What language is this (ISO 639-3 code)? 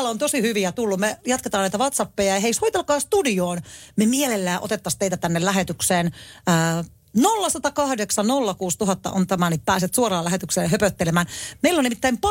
fin